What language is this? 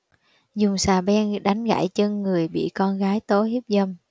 Vietnamese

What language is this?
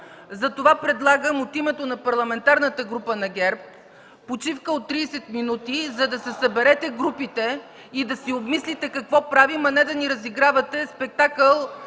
Bulgarian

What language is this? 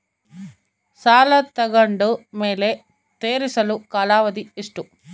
Kannada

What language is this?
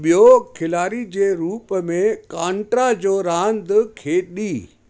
Sindhi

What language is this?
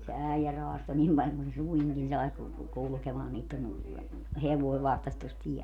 Finnish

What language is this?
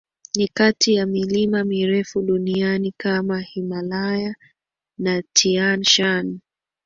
Swahili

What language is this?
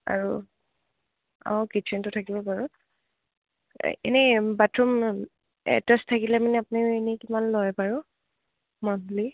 Assamese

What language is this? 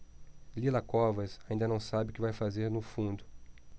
Portuguese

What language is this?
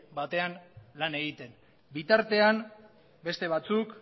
Basque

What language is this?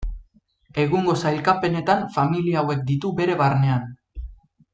Basque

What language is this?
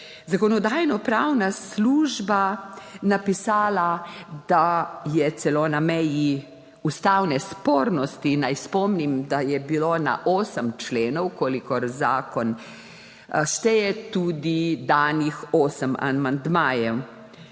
Slovenian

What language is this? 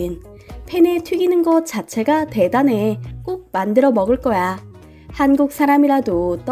Korean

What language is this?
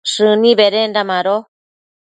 Matsés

